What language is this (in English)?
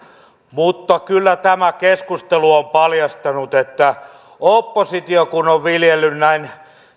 Finnish